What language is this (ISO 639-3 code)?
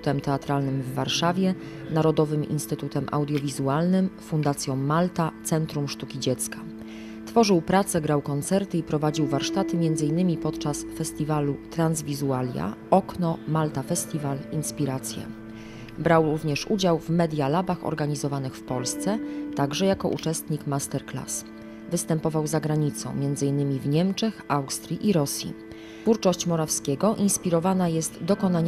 pol